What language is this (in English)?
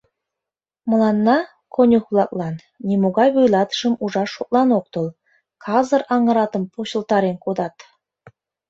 Mari